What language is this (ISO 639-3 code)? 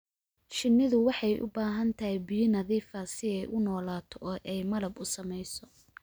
som